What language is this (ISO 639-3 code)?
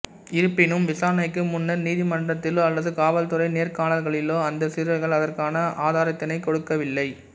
tam